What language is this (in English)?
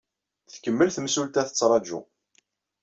Kabyle